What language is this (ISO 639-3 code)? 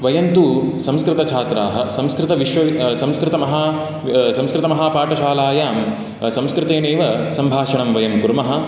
san